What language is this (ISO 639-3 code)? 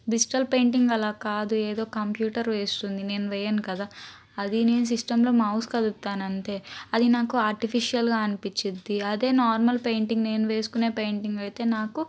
tel